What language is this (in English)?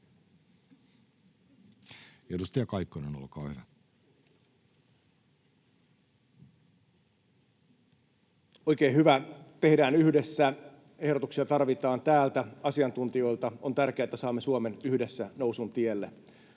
Finnish